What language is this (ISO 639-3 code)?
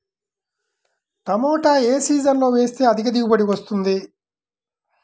tel